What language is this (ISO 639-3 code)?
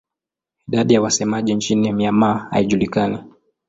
swa